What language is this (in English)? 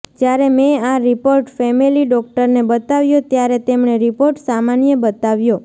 Gujarati